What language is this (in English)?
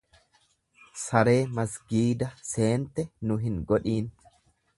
Oromo